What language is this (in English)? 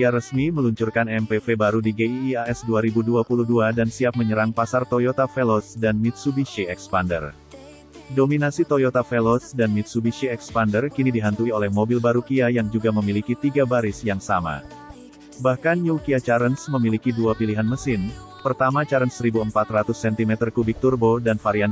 Indonesian